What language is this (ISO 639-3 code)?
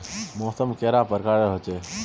mag